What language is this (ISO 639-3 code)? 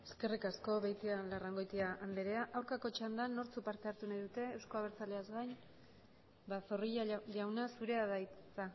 eus